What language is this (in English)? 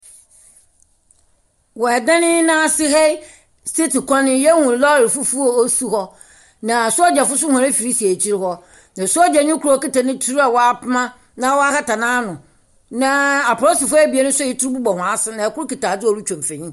Akan